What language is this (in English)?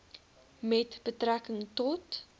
Afrikaans